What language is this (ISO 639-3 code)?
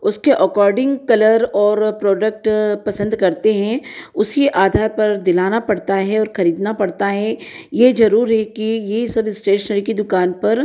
hin